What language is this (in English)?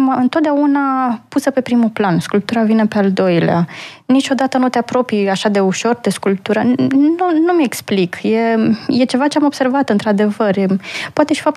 Romanian